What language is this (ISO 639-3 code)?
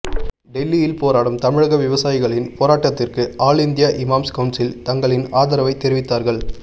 tam